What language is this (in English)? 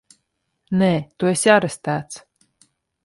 Latvian